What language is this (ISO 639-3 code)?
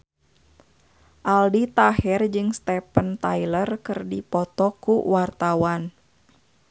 sun